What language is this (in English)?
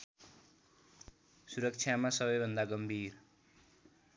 Nepali